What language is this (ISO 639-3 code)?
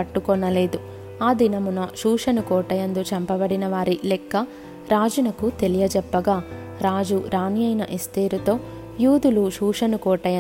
tel